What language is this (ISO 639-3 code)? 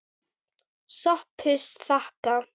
isl